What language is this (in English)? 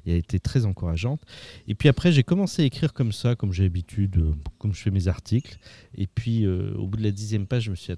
French